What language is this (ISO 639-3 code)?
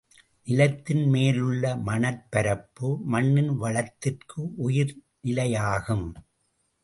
tam